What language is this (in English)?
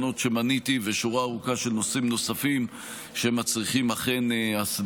Hebrew